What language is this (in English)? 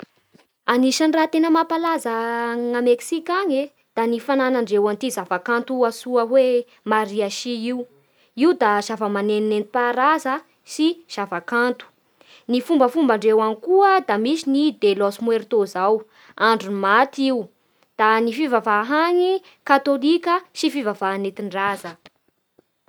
Bara Malagasy